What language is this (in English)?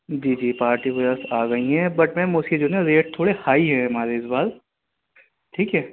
Urdu